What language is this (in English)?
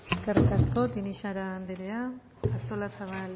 Basque